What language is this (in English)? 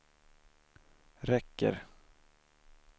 Swedish